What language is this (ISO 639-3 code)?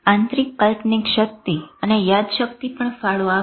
guj